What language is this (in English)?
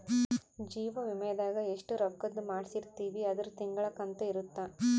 Kannada